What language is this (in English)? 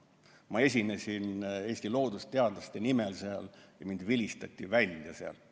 Estonian